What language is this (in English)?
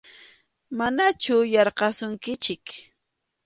Arequipa-La Unión Quechua